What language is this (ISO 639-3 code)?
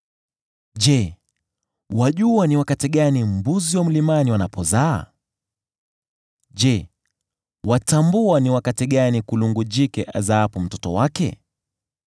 swa